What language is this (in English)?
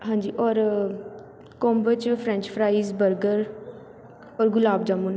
Punjabi